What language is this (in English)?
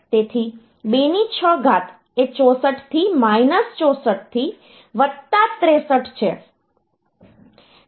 Gujarati